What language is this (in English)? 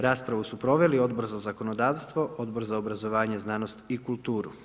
Croatian